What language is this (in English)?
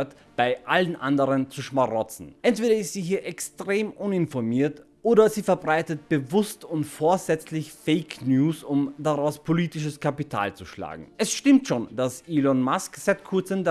German